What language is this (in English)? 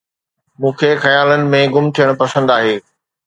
Sindhi